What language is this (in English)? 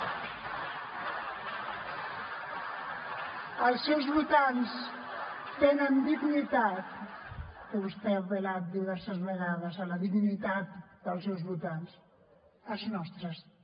Catalan